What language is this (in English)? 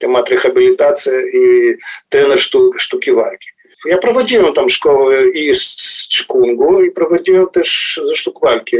Polish